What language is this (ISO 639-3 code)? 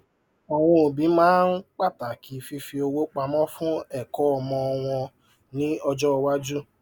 yor